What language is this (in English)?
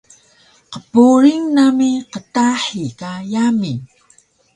Taroko